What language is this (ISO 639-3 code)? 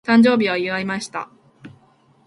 jpn